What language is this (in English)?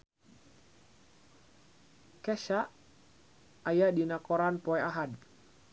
Sundanese